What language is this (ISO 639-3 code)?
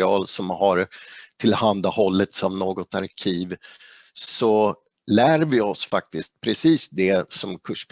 swe